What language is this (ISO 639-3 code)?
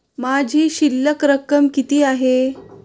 mar